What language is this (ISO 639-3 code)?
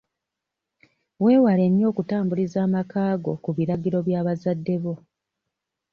lug